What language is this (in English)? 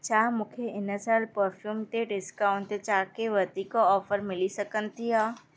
Sindhi